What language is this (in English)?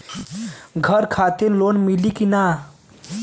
Bhojpuri